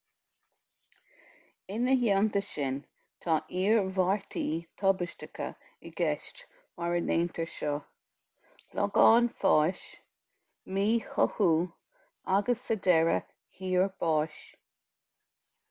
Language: Irish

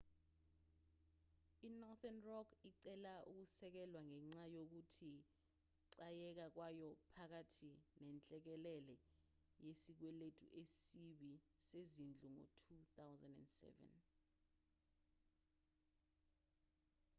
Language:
Zulu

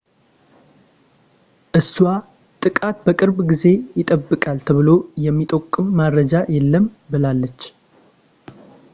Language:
Amharic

